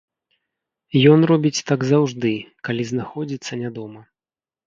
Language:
Belarusian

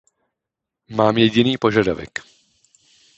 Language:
Czech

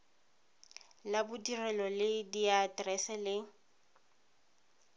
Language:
Tswana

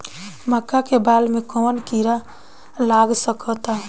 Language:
Bhojpuri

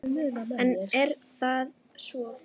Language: Icelandic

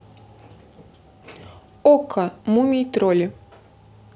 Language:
Russian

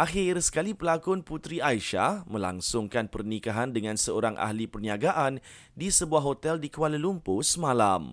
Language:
Malay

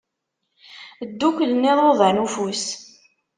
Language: Kabyle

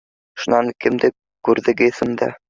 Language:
Bashkir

